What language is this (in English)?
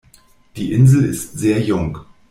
German